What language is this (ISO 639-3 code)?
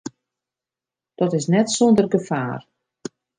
fry